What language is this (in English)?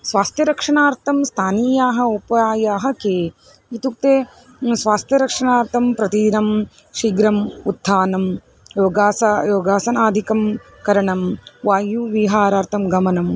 Sanskrit